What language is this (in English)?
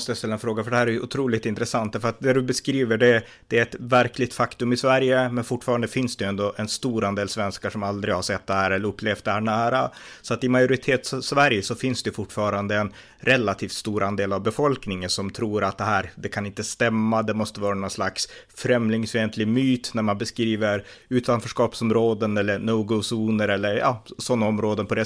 Swedish